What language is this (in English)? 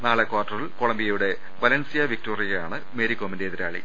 Malayalam